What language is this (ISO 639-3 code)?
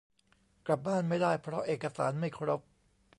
tha